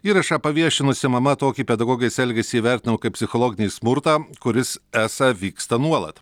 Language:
Lithuanian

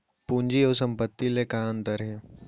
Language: Chhattisgarhi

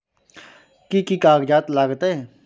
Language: Maithili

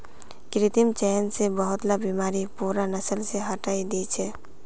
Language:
Magahi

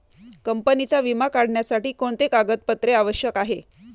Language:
Marathi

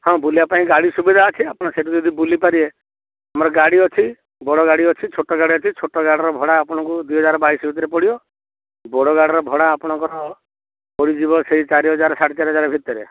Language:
Odia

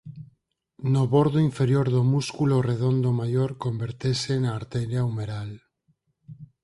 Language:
Galician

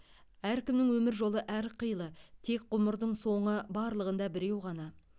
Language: Kazakh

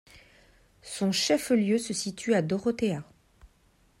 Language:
French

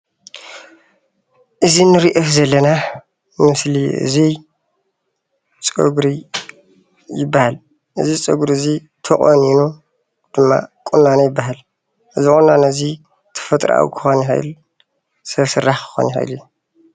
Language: Tigrinya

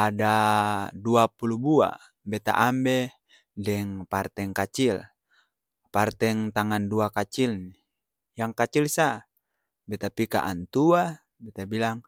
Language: Ambonese Malay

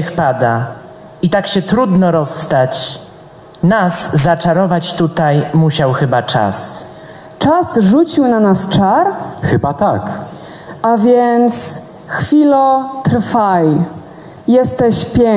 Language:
Polish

